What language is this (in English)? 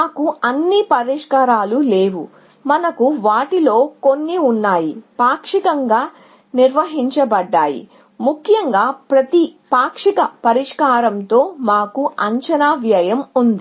Telugu